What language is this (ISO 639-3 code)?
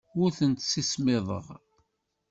kab